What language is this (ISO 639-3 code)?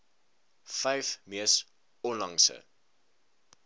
afr